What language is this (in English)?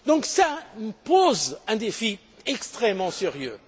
French